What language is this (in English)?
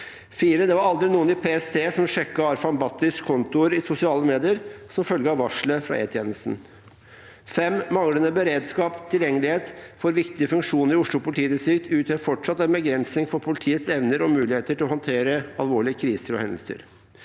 Norwegian